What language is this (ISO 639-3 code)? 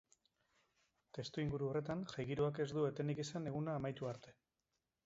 eus